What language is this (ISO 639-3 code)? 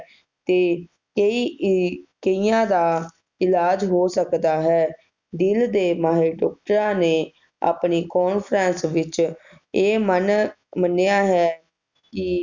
pan